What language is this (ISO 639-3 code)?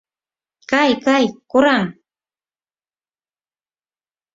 chm